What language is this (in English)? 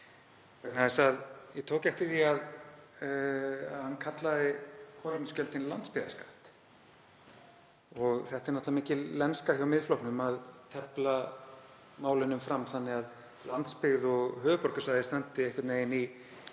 Icelandic